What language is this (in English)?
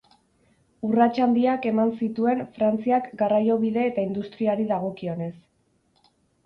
Basque